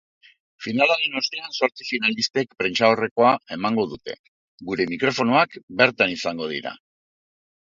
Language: Basque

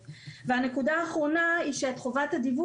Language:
Hebrew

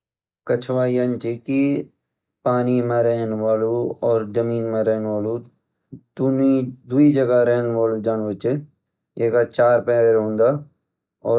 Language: Garhwali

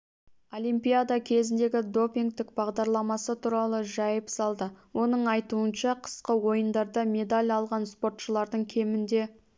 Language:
Kazakh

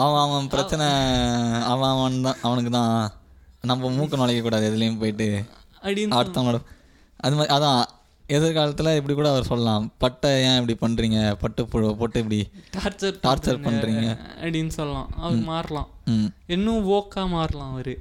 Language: Tamil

